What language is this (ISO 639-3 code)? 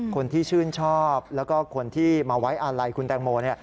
tha